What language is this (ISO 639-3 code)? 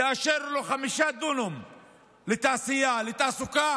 heb